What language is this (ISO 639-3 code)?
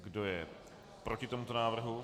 ces